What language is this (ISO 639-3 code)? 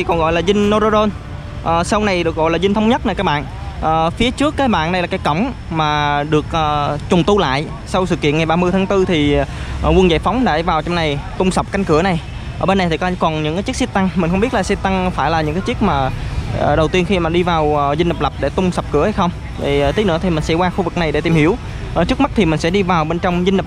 vie